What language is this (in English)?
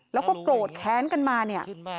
Thai